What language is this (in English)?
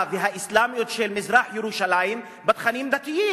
Hebrew